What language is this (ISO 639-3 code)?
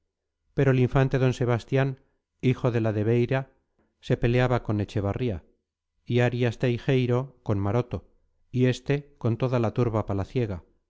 spa